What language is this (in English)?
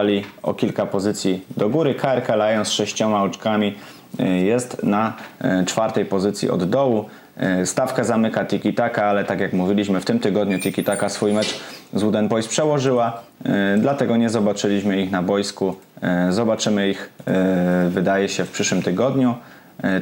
Polish